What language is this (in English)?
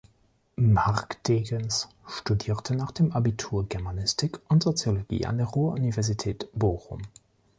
German